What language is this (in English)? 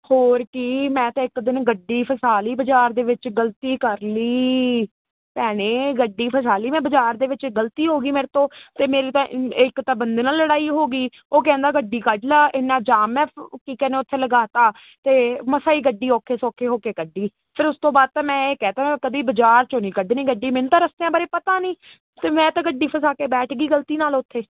Punjabi